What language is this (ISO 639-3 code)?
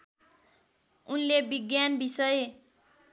nep